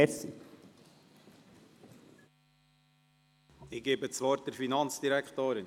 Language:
Swiss German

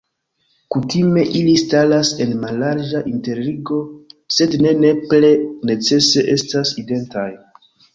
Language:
Esperanto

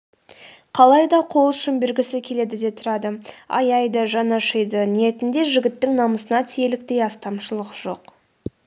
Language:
Kazakh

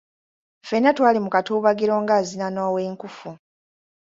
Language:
Ganda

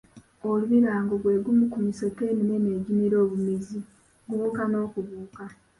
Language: Ganda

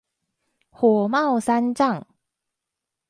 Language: Chinese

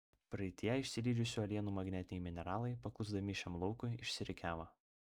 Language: Lithuanian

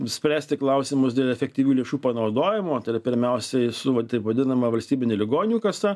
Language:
Lithuanian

